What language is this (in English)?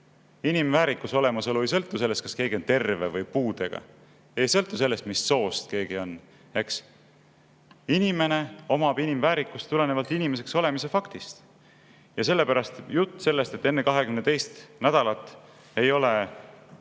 Estonian